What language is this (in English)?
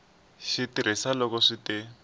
Tsonga